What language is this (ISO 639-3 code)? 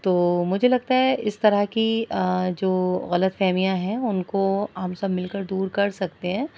urd